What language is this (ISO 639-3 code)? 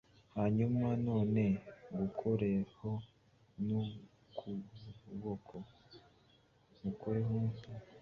kin